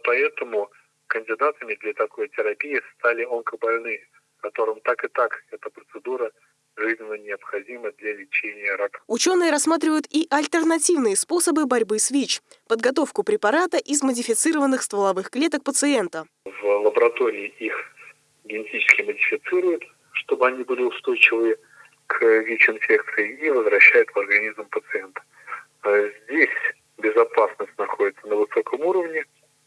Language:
Russian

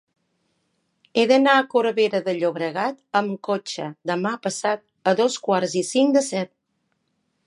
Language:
Catalan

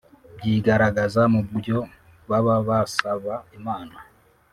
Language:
Kinyarwanda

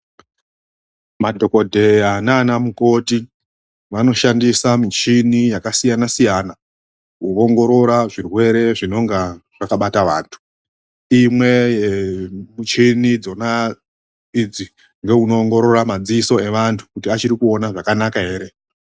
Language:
Ndau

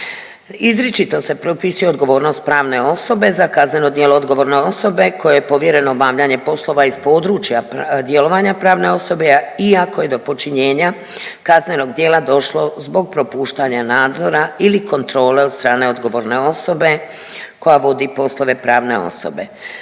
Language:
Croatian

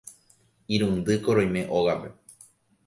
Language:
Guarani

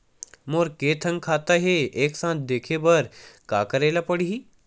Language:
Chhattisgarhi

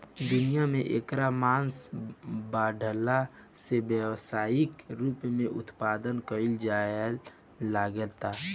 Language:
Bhojpuri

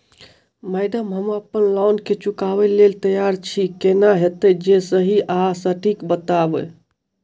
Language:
Maithili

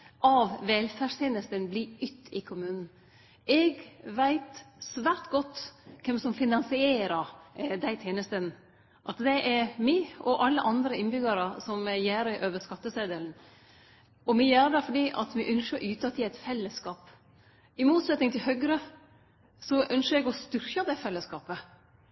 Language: Norwegian Nynorsk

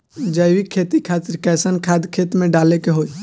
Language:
Bhojpuri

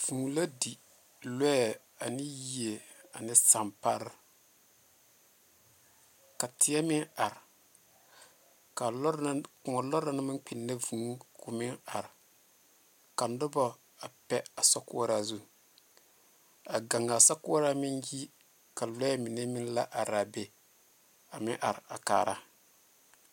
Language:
Southern Dagaare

